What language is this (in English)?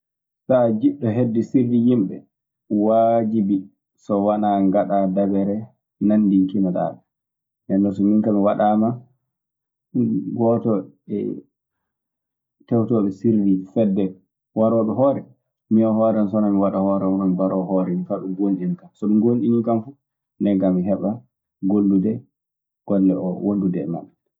Maasina Fulfulde